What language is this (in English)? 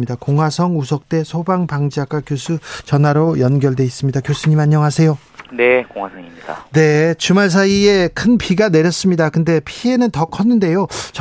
Korean